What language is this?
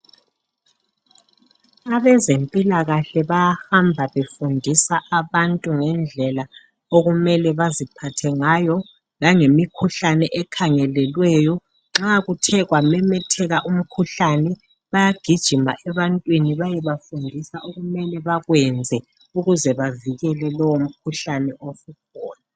North Ndebele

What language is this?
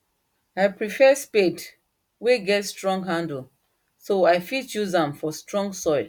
Nigerian Pidgin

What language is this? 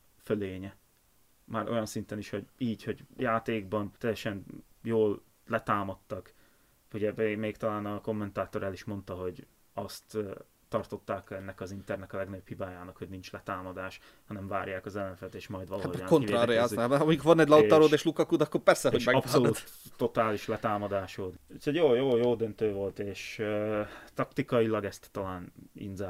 Hungarian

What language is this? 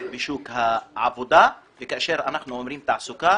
Hebrew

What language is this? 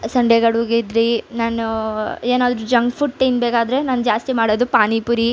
Kannada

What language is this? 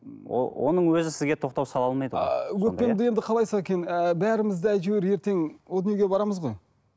Kazakh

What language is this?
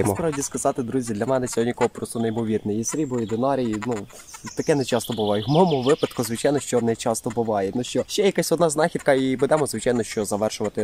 Ukrainian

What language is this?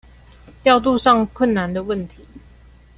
Chinese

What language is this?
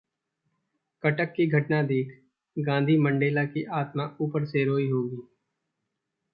Hindi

